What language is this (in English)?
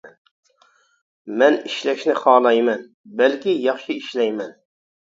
Uyghur